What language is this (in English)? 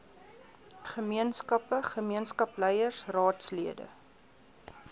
Afrikaans